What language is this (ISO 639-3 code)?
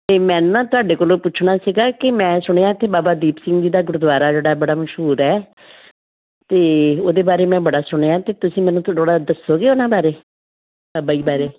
pan